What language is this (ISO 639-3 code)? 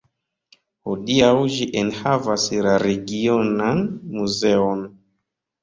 epo